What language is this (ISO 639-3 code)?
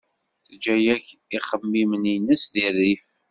kab